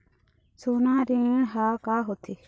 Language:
Chhattisgarhi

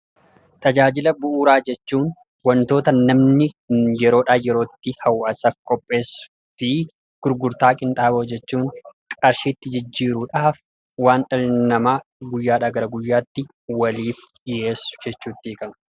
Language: Oromo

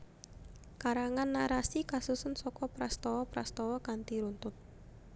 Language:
Javanese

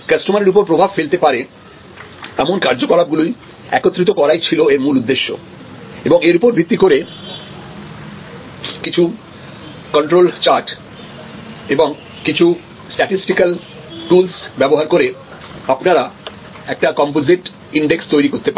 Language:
Bangla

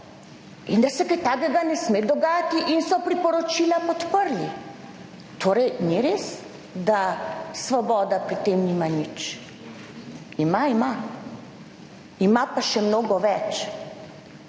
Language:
Slovenian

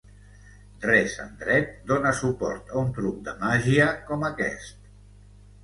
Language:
Catalan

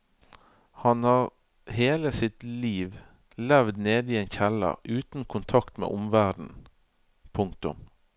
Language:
Norwegian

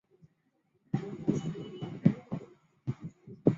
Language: Chinese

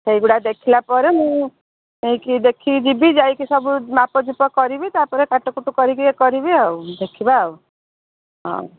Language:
Odia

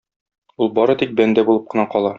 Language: Tatar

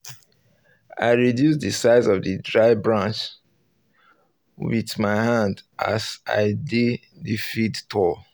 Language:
Nigerian Pidgin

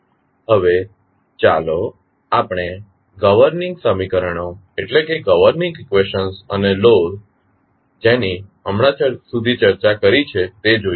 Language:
Gujarati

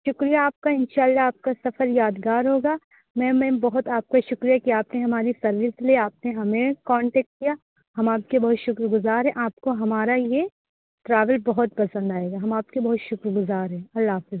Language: Urdu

